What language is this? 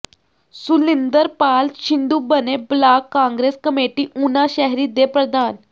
Punjabi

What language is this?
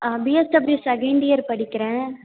Tamil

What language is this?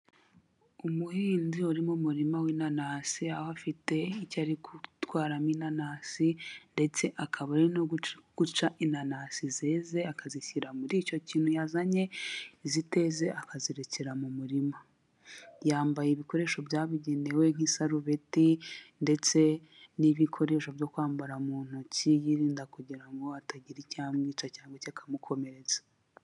Kinyarwanda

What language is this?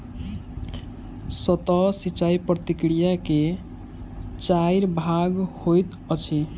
Maithili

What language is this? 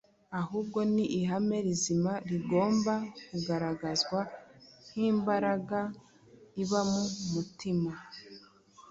Kinyarwanda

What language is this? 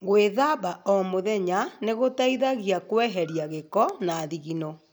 Kikuyu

